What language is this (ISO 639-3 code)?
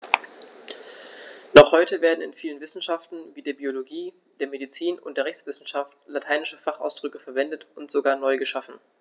deu